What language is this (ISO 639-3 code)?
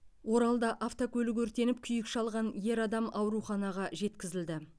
kaz